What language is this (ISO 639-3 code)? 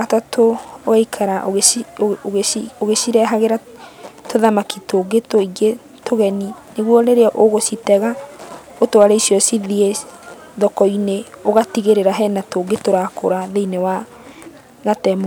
kik